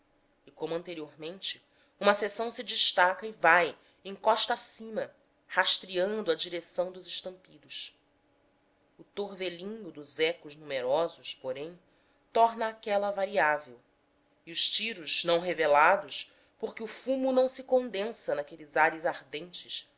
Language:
Portuguese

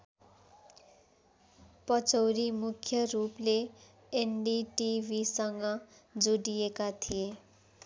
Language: Nepali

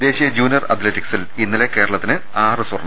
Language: Malayalam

